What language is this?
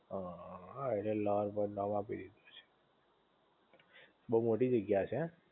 Gujarati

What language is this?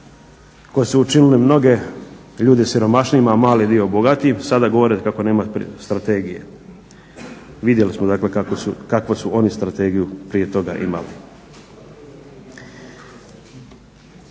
Croatian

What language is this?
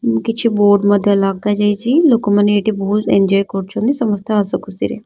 Odia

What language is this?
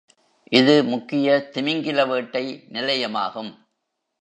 Tamil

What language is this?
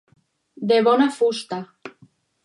Catalan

